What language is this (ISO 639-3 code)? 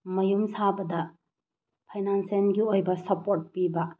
mni